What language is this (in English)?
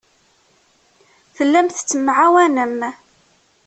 Kabyle